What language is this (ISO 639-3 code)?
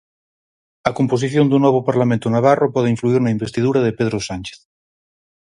glg